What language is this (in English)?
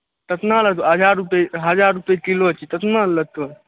Maithili